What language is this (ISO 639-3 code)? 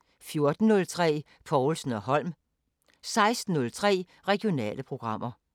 dan